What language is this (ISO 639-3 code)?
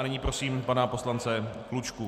ces